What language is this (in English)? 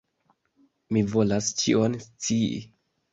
Esperanto